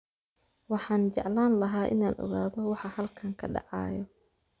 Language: Somali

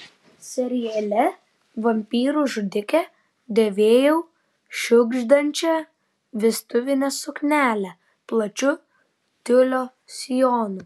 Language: Lithuanian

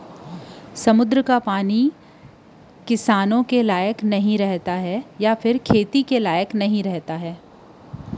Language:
Chhattisgarhi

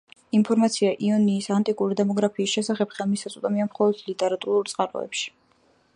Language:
Georgian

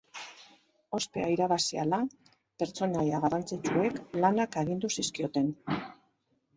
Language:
Basque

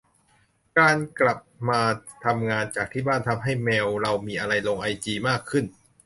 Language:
Thai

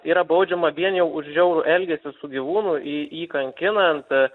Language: Lithuanian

